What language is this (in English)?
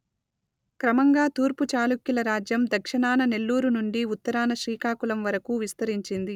Telugu